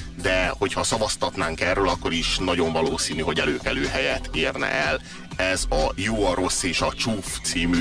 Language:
Hungarian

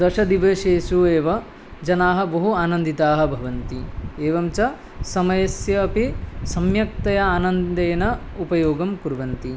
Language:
Sanskrit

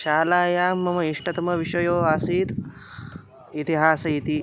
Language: Sanskrit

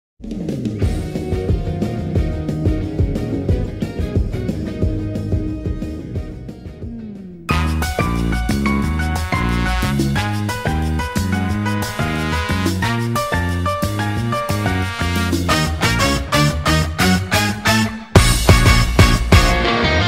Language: Korean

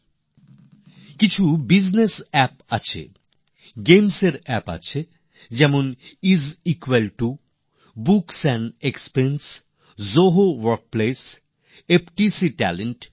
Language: Bangla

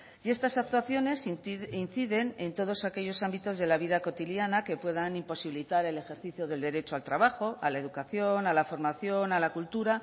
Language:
Spanish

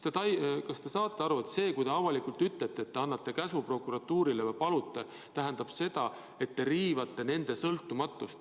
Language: Estonian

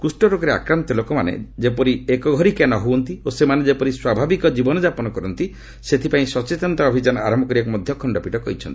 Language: Odia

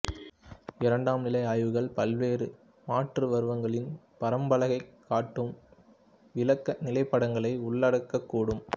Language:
Tamil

